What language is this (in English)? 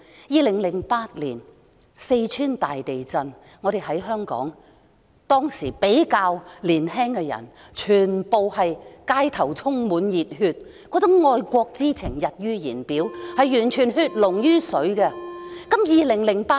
Cantonese